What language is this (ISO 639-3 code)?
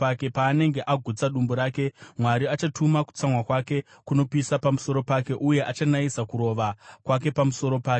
sna